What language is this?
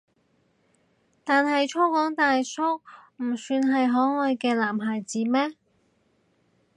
Cantonese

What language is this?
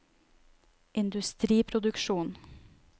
Norwegian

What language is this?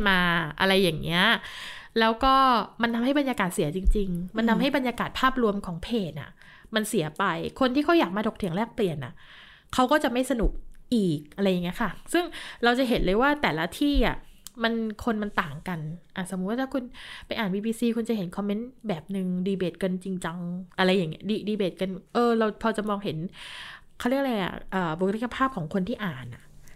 Thai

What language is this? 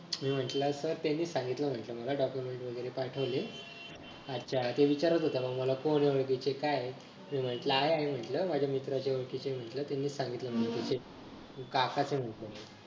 Marathi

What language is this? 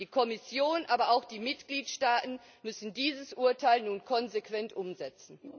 German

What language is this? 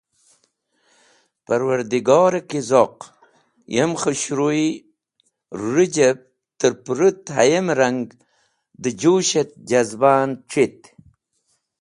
Wakhi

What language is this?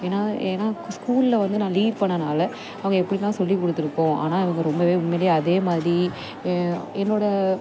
Tamil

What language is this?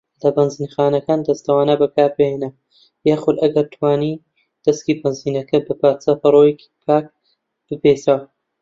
Central Kurdish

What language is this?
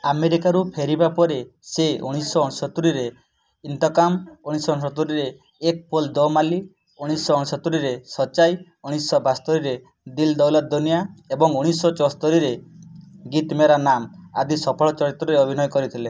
Odia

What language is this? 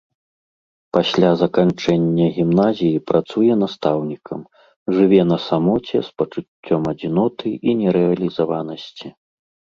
Belarusian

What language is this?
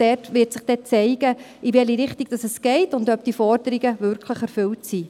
Swiss German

